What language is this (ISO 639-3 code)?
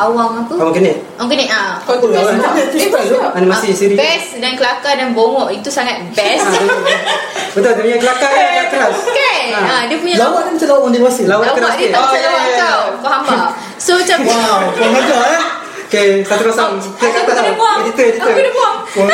msa